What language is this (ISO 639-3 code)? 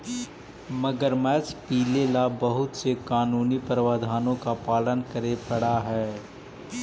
mag